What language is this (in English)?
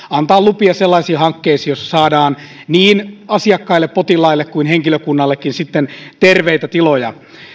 Finnish